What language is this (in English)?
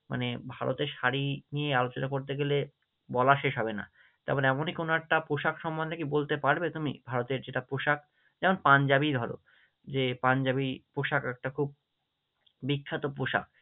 Bangla